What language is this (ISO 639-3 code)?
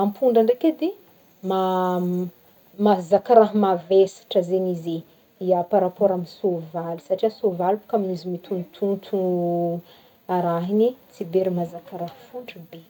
bmm